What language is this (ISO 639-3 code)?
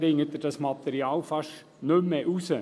gsw